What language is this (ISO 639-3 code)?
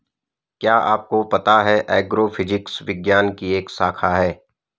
hin